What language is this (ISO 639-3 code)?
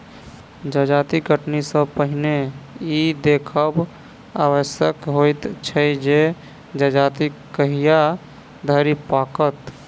mai